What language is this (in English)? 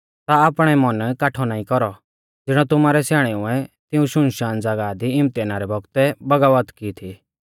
Mahasu Pahari